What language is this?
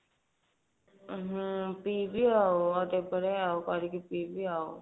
Odia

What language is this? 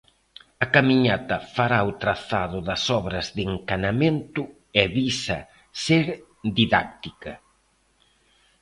Galician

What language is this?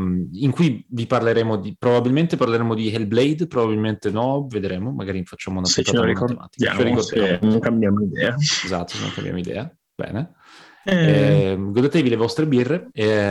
Italian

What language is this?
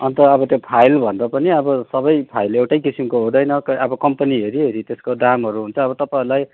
Nepali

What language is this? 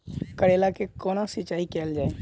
Maithili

